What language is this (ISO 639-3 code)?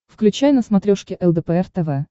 rus